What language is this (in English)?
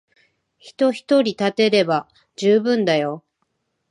Japanese